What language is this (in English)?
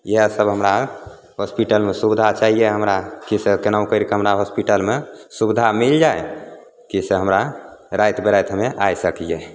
Maithili